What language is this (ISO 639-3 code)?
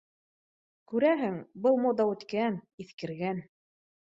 bak